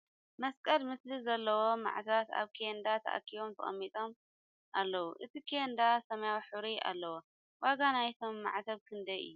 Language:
Tigrinya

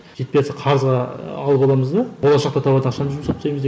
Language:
Kazakh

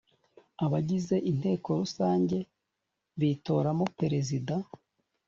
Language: Kinyarwanda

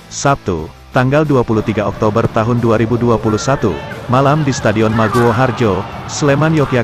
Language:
Indonesian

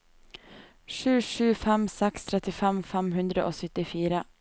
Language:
Norwegian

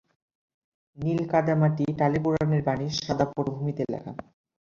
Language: Bangla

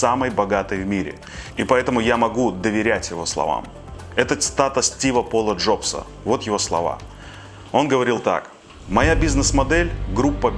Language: Russian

